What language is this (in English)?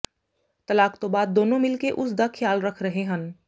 Punjabi